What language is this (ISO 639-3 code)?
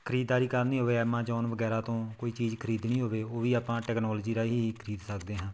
pan